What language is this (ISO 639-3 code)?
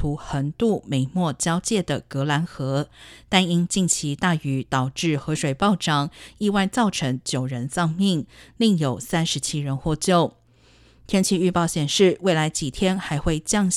zho